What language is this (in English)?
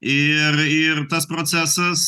Lithuanian